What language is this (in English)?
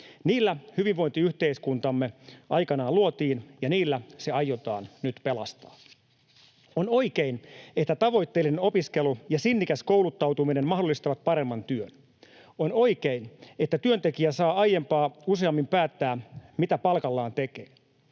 Finnish